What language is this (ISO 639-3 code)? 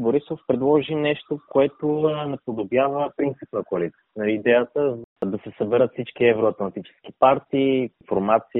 bul